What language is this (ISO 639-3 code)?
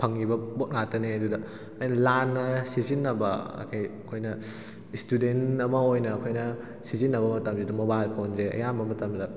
mni